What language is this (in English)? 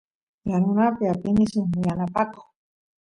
Santiago del Estero Quichua